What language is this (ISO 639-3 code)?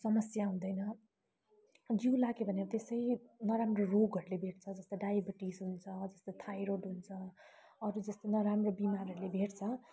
nep